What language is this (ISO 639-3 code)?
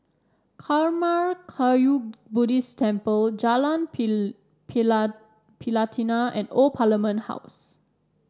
eng